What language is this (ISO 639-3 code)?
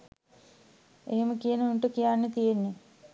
sin